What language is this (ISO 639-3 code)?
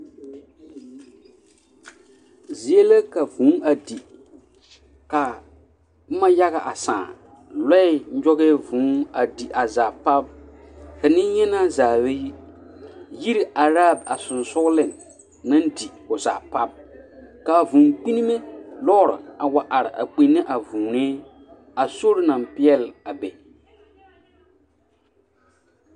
dga